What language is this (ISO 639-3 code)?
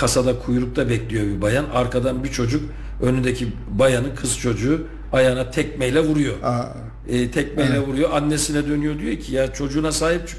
tur